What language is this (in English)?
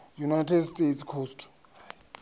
Venda